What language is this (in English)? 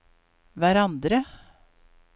Norwegian